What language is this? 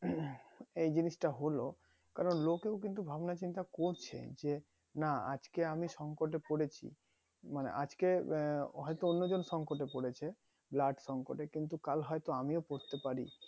Bangla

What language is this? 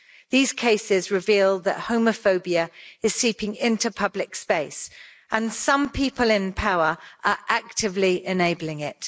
English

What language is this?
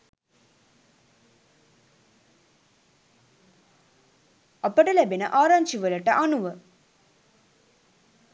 Sinhala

